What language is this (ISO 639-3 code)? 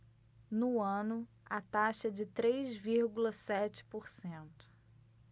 por